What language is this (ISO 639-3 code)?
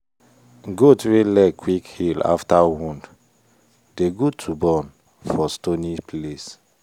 pcm